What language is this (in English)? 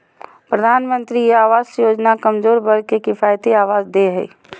Magahi